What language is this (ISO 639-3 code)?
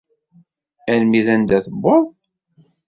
kab